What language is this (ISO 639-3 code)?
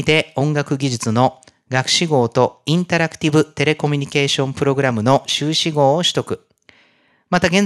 jpn